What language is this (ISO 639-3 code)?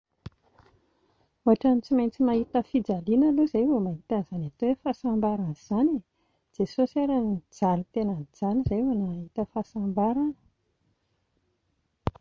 mlg